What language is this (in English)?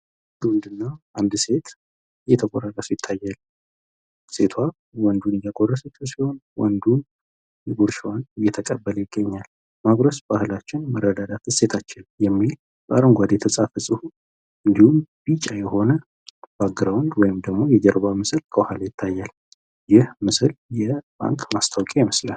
Amharic